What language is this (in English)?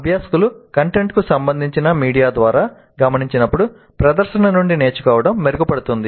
Telugu